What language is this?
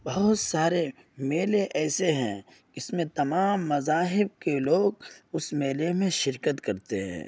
Urdu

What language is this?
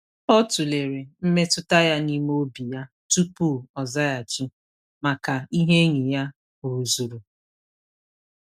Igbo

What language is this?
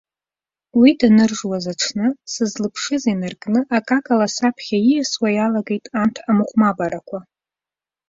Abkhazian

